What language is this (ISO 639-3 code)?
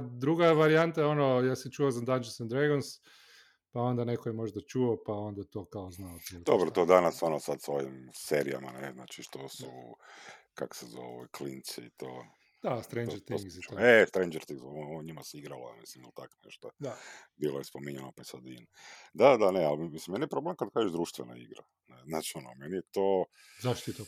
hrv